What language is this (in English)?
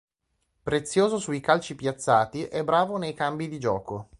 Italian